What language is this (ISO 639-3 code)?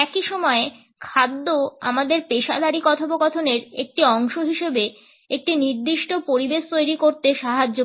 ben